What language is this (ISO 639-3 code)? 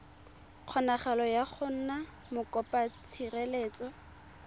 tsn